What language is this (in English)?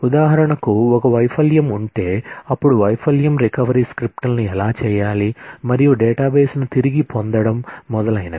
Telugu